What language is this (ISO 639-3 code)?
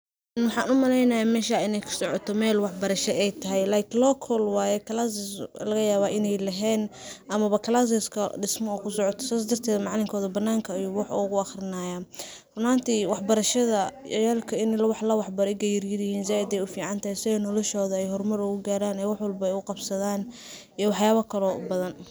som